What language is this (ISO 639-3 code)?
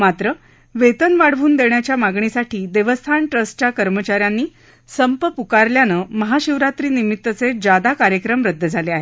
mar